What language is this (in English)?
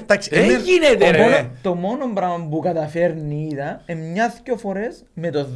Greek